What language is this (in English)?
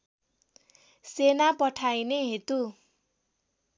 Nepali